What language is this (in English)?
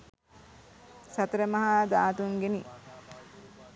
Sinhala